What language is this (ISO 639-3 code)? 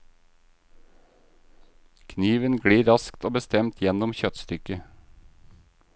nor